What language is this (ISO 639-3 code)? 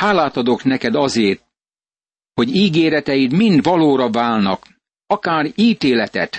hun